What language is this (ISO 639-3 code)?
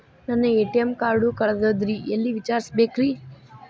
kan